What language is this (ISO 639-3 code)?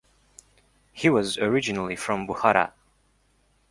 eng